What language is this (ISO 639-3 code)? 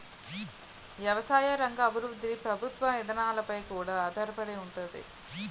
tel